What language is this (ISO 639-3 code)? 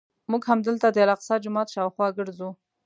pus